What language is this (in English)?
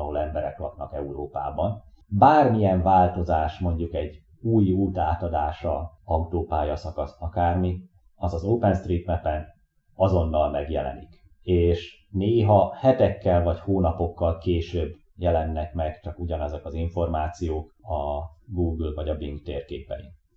Hungarian